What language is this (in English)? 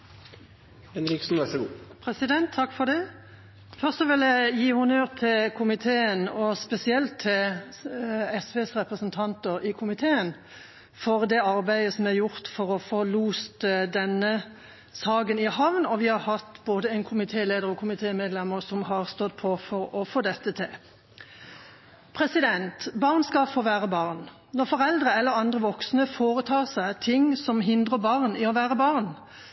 Norwegian Bokmål